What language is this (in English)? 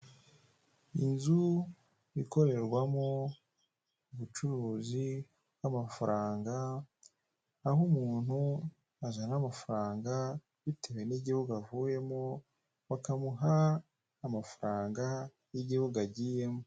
Kinyarwanda